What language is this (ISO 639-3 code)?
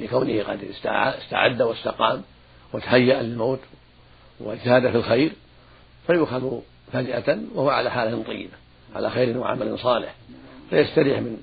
ara